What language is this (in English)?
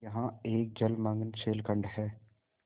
Hindi